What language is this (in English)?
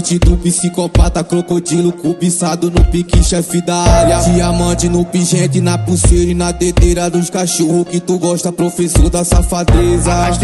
Romanian